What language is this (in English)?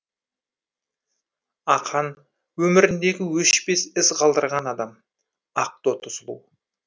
Kazakh